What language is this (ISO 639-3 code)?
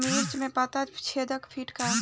bho